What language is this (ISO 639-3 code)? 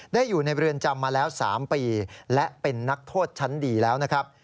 tha